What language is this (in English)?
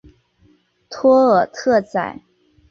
Chinese